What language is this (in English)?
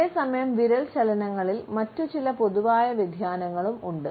Malayalam